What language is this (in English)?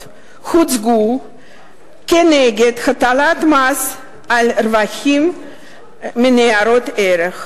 Hebrew